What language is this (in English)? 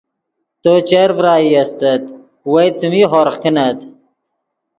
Yidgha